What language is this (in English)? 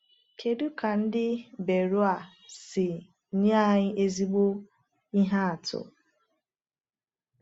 Igbo